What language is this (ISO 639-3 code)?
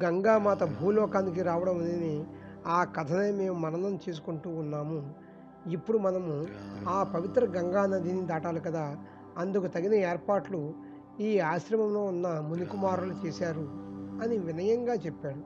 tel